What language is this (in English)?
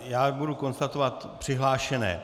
Czech